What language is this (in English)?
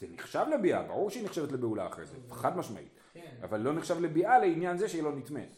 Hebrew